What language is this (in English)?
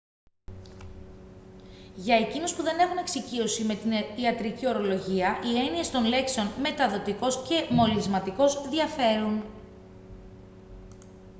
Greek